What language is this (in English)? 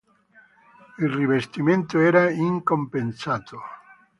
Italian